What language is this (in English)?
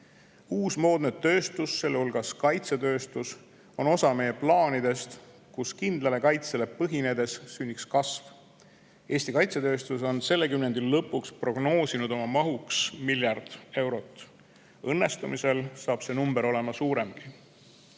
Estonian